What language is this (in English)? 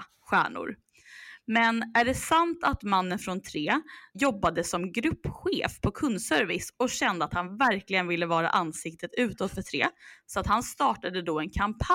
Swedish